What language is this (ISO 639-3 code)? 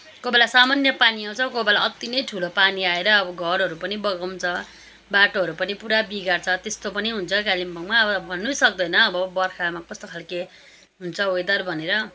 nep